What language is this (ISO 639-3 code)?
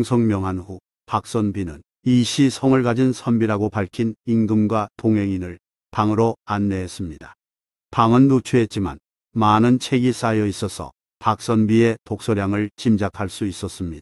kor